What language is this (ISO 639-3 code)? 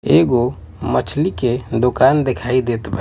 bho